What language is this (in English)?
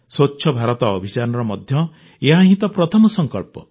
Odia